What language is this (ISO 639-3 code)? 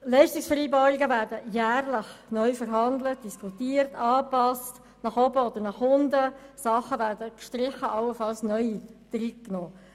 gsw